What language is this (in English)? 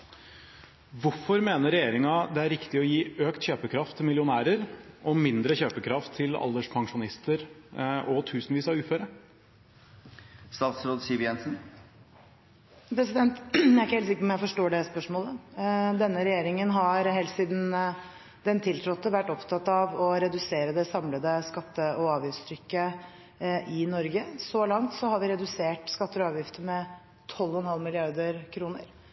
Norwegian Bokmål